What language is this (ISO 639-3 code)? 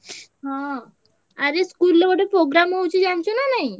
ori